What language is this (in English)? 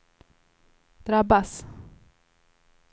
Swedish